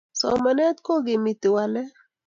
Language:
Kalenjin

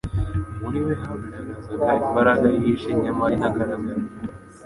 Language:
Kinyarwanda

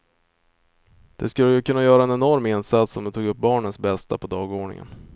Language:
Swedish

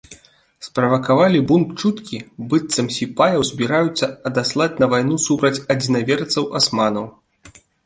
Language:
Belarusian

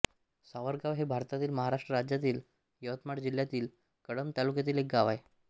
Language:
Marathi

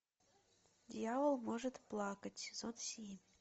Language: Russian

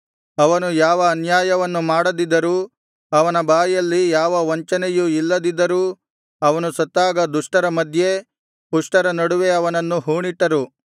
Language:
Kannada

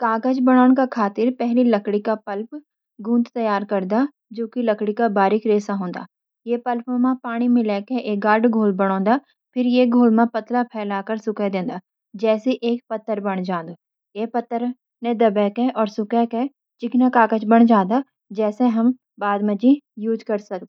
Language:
Garhwali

